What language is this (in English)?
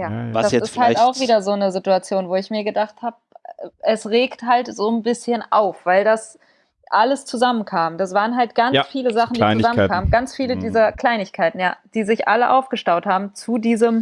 German